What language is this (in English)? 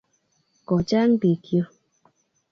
Kalenjin